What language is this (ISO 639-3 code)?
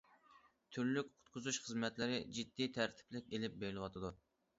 uig